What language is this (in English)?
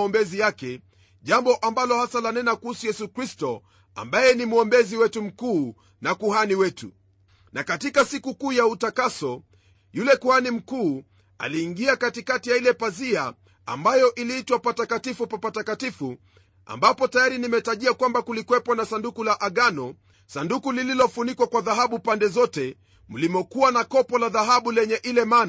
Swahili